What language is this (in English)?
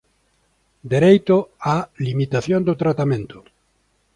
Galician